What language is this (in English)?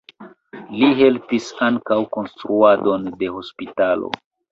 Esperanto